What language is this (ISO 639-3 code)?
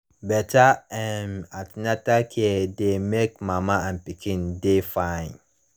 pcm